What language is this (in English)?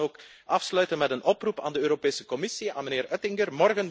Dutch